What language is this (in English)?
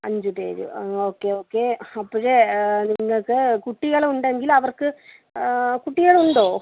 Malayalam